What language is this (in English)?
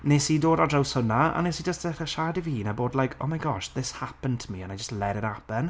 Welsh